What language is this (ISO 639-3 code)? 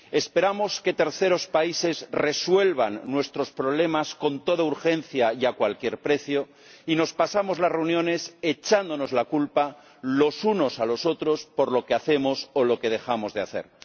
spa